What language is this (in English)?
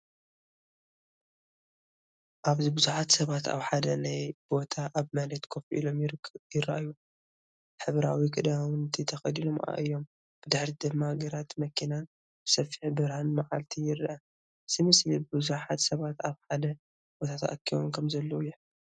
Tigrinya